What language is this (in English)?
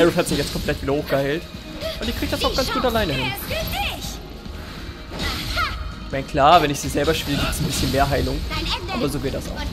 German